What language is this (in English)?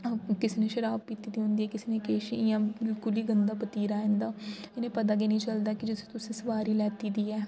Dogri